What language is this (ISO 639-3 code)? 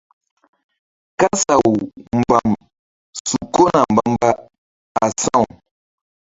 mdd